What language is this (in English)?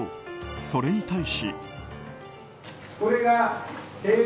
Japanese